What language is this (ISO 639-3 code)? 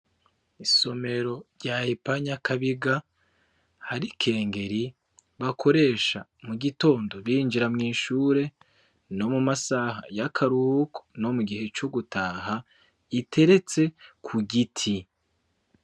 run